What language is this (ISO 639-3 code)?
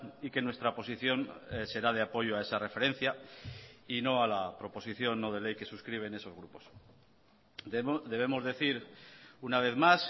spa